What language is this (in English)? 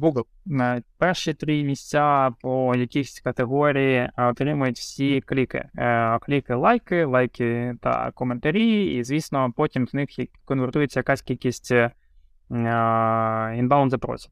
Ukrainian